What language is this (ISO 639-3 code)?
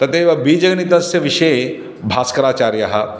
san